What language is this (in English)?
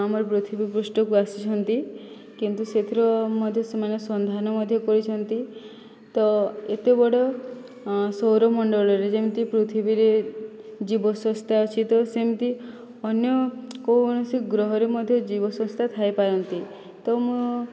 Odia